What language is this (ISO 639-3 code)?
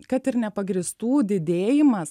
lit